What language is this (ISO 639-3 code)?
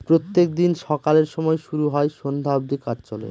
ben